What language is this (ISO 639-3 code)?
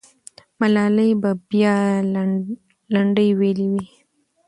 pus